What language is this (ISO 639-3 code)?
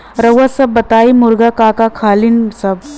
bho